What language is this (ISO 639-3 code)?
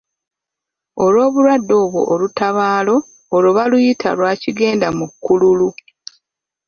lug